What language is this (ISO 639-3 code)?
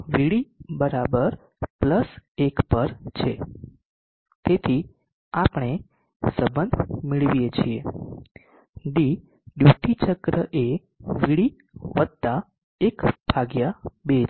guj